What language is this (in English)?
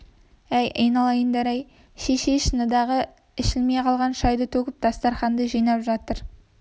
Kazakh